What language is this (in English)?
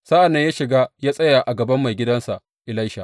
Hausa